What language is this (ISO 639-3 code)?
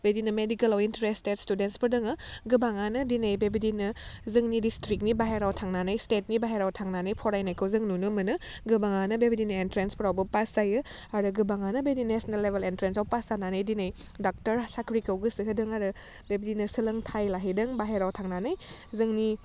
brx